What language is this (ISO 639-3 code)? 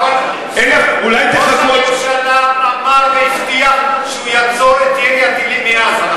heb